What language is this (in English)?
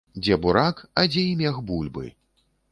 Belarusian